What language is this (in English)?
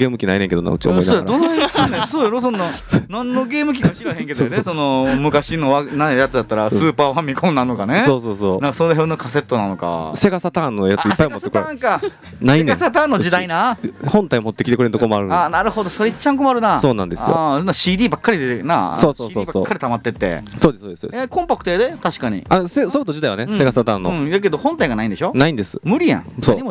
Japanese